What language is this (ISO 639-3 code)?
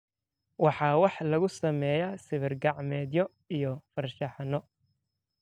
som